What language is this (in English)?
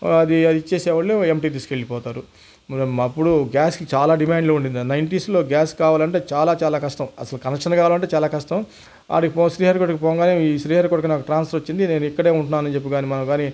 Telugu